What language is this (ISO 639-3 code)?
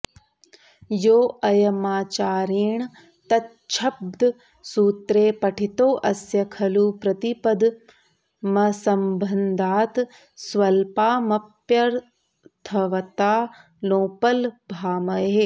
san